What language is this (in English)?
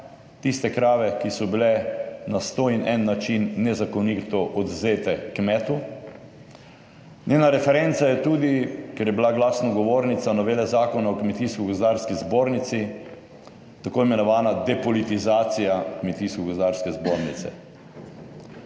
Slovenian